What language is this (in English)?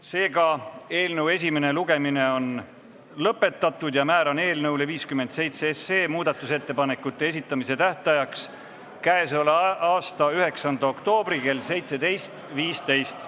Estonian